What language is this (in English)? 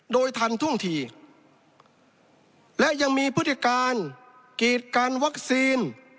Thai